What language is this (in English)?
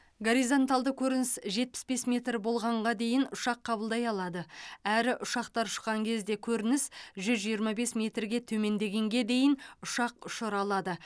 Kazakh